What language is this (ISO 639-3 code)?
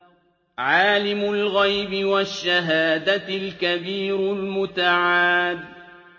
ara